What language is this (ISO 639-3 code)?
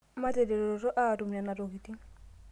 mas